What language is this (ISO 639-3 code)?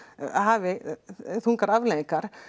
isl